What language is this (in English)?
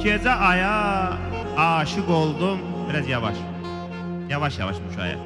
Azerbaijani